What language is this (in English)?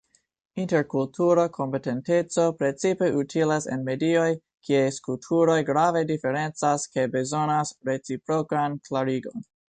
Esperanto